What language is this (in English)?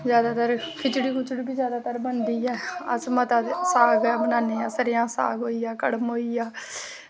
Dogri